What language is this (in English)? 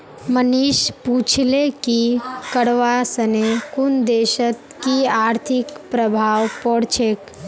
Magahi